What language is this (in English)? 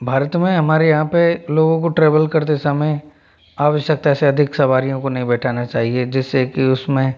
Hindi